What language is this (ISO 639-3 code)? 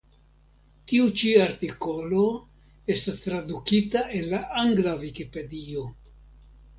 epo